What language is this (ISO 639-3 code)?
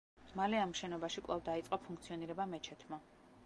kat